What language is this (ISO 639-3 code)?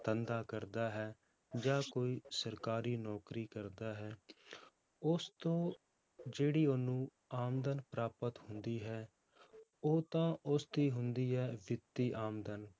pan